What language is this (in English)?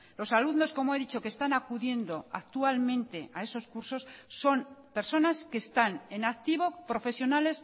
Spanish